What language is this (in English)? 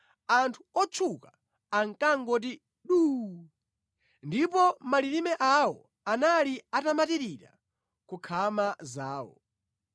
Nyanja